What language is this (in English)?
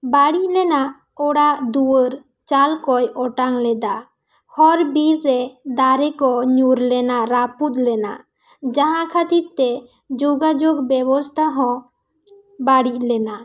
Santali